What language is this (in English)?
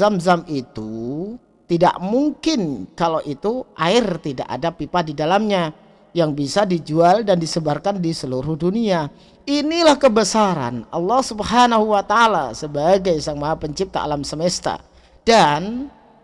Indonesian